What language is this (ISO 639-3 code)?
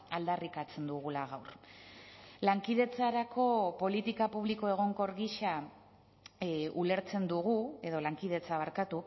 eus